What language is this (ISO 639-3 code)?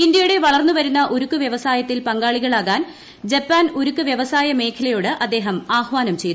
mal